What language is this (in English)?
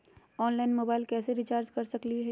Magahi